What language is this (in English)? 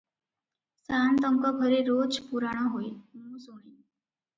Odia